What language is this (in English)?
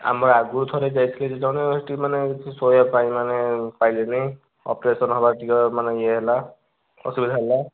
Odia